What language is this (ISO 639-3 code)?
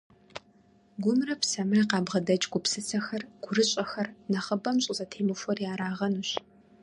kbd